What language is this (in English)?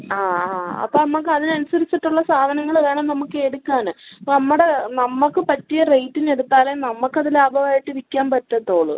Malayalam